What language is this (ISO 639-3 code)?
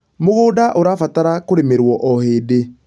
kik